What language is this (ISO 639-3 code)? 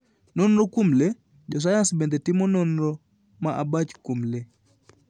luo